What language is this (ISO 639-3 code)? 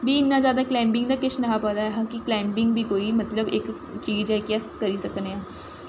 doi